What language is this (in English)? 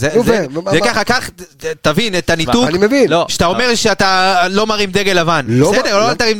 Hebrew